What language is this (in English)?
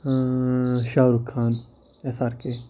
Kashmiri